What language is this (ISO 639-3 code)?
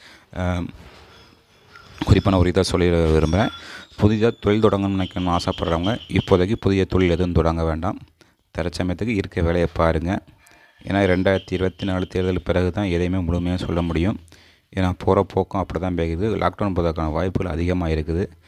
ron